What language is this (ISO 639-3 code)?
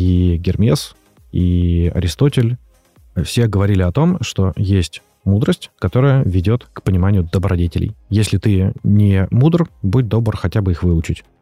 rus